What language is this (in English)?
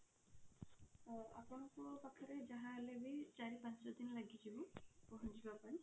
Odia